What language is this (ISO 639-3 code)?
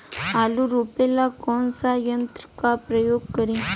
bho